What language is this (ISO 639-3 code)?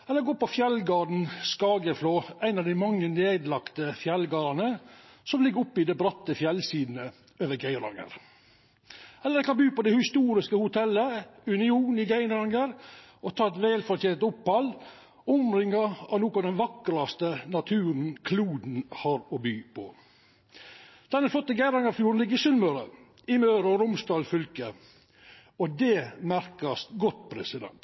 nno